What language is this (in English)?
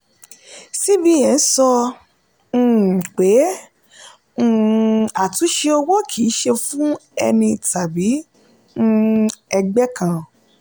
Yoruba